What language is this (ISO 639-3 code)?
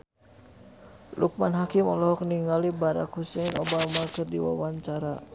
sun